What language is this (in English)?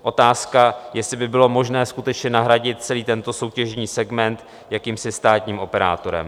Czech